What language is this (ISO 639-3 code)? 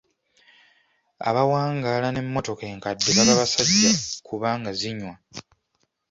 lug